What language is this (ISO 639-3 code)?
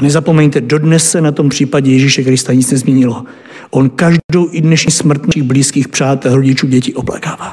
ces